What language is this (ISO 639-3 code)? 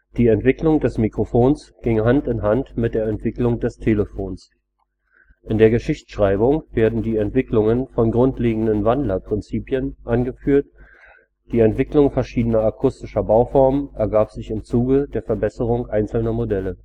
deu